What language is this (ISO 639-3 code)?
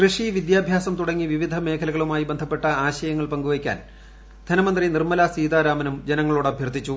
mal